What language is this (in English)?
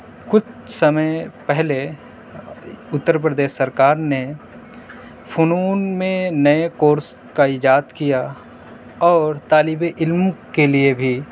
Urdu